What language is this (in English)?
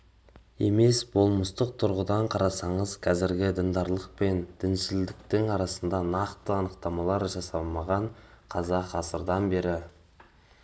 Kazakh